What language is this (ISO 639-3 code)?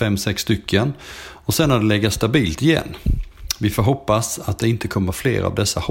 swe